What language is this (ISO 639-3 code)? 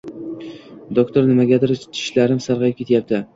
uzb